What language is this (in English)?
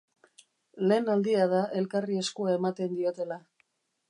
Basque